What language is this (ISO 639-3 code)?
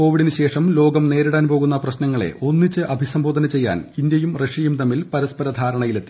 mal